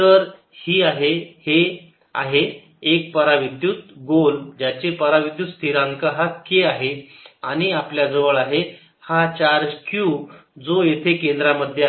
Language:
Marathi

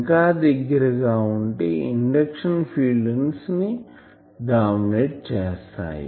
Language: Telugu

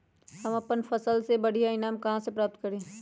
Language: Magahi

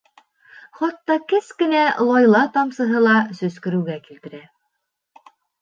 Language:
Bashkir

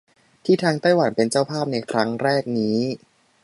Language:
Thai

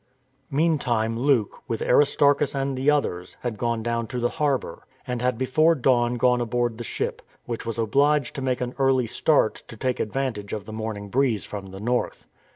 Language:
English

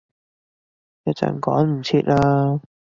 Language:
Cantonese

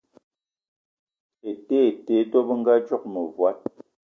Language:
Eton (Cameroon)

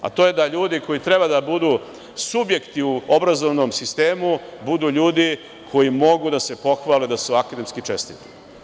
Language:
Serbian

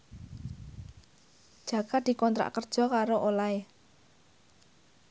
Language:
Javanese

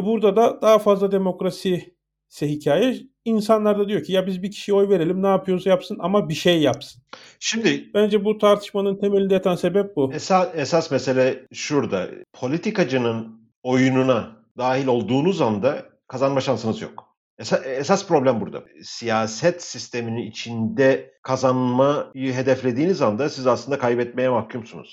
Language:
Turkish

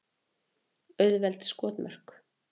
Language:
Icelandic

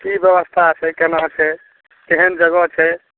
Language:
Maithili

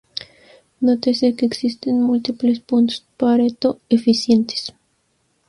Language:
Spanish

